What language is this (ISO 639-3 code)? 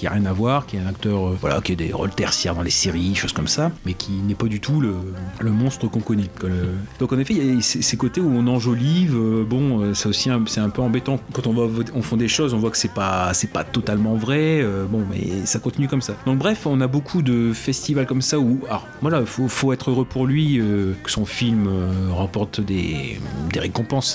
fra